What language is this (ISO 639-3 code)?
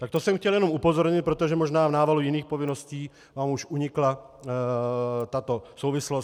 ces